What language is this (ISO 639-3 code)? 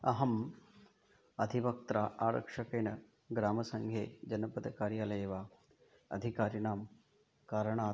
san